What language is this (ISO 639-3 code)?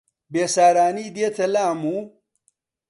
ckb